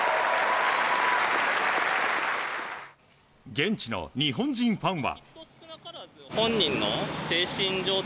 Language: Japanese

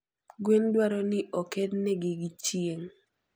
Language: Luo (Kenya and Tanzania)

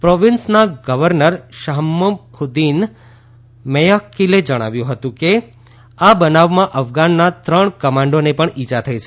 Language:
Gujarati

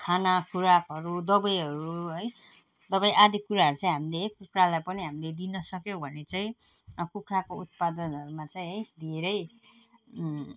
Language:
Nepali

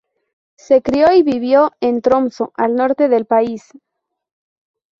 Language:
Spanish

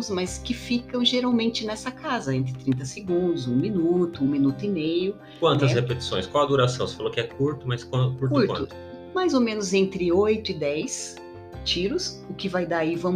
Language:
Portuguese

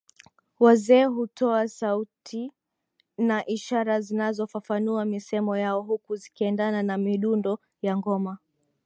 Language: Swahili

